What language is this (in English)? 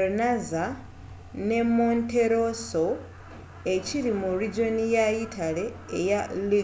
Ganda